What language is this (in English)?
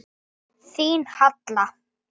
Icelandic